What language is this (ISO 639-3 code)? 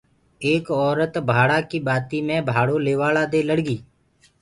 ggg